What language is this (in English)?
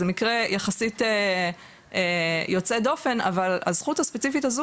Hebrew